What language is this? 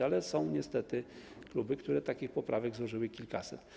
Polish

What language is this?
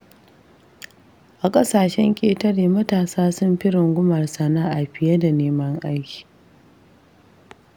Hausa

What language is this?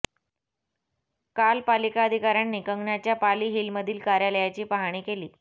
Marathi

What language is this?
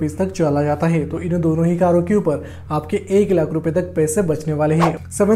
Hindi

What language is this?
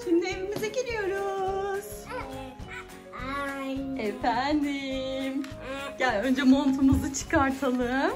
Turkish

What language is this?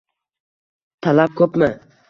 Uzbek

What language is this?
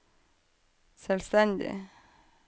Norwegian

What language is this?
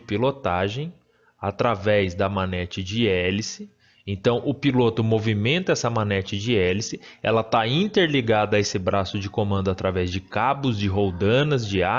Portuguese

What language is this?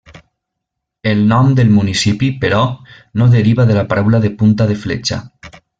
Catalan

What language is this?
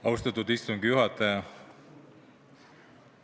Estonian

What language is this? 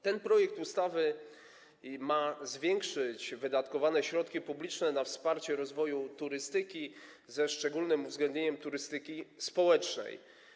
Polish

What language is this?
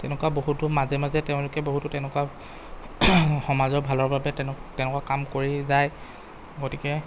Assamese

